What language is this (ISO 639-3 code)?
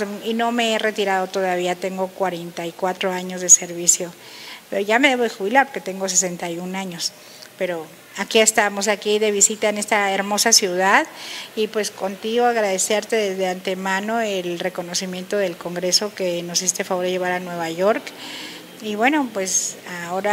spa